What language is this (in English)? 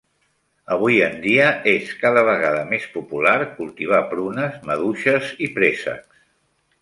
Catalan